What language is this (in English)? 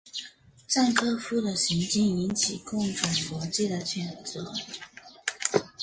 Chinese